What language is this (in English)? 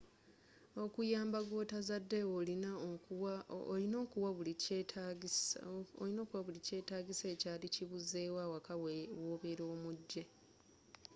Ganda